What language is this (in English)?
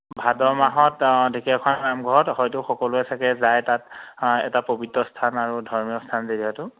Assamese